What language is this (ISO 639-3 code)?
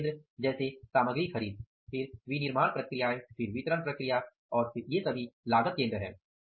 hin